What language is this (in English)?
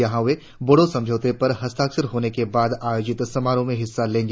Hindi